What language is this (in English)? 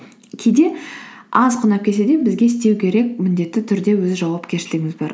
Kazakh